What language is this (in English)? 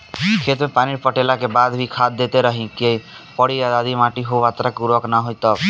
Bhojpuri